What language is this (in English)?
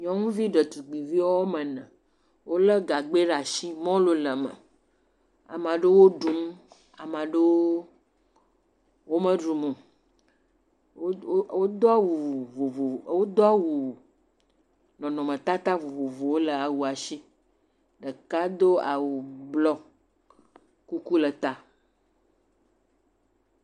Ewe